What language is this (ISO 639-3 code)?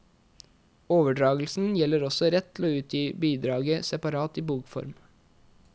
nor